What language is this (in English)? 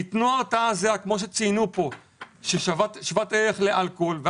Hebrew